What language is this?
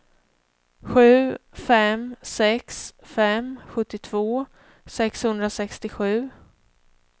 Swedish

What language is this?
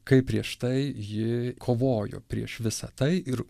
Lithuanian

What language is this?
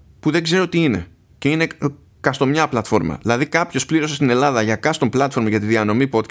Greek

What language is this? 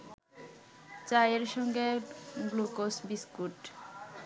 Bangla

